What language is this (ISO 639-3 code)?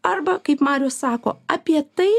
lit